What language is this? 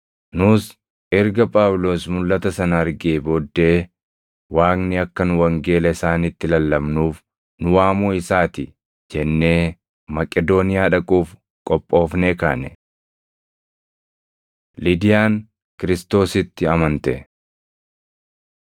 Oromo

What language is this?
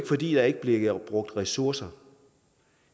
Danish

